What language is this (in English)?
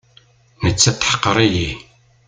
Kabyle